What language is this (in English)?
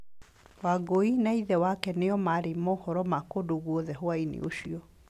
Kikuyu